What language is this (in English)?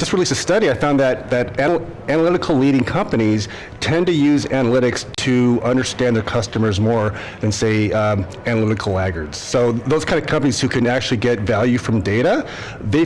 English